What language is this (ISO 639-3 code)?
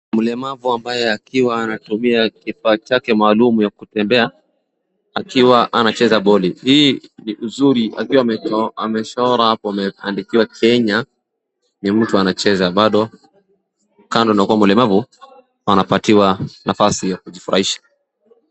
swa